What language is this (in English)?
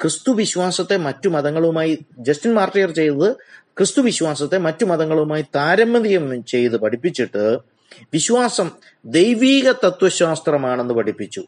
Malayalam